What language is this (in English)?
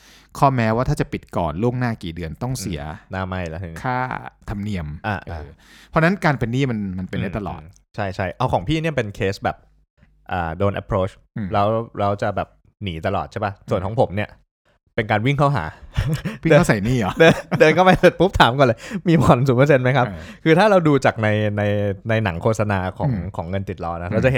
Thai